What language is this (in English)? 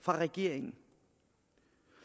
Danish